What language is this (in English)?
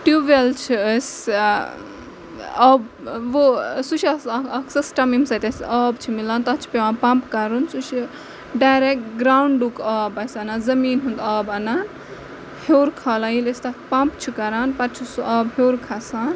Kashmiri